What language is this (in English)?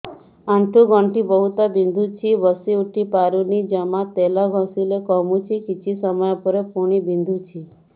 Odia